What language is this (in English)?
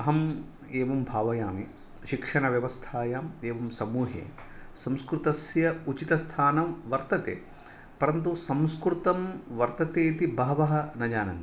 Sanskrit